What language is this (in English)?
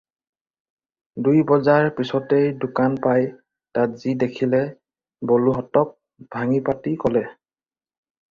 Assamese